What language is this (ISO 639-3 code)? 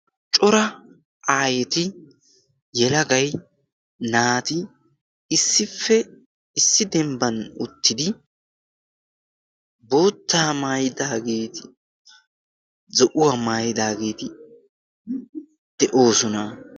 wal